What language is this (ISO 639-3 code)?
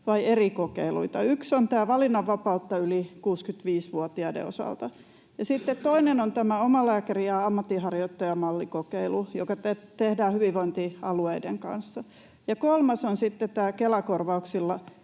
fin